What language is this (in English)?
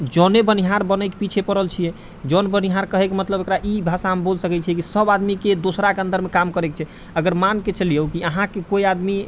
Maithili